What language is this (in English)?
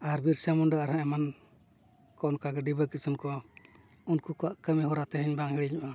Santali